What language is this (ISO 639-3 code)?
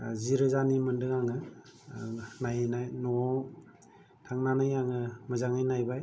brx